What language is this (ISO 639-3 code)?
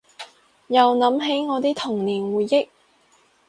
yue